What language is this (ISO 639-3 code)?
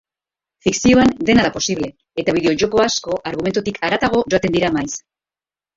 eus